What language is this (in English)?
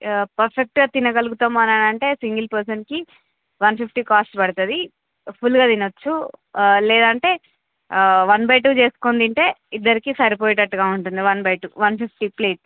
Telugu